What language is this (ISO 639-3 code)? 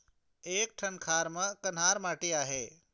hne